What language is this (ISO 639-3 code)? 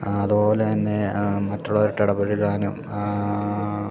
mal